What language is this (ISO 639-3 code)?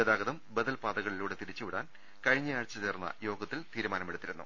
mal